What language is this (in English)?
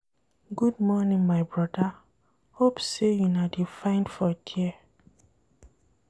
Nigerian Pidgin